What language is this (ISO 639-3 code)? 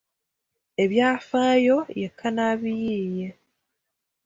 lug